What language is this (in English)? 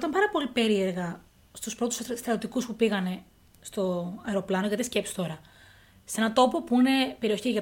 Greek